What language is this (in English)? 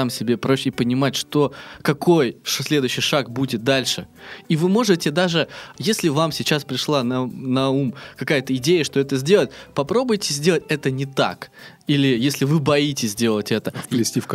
Russian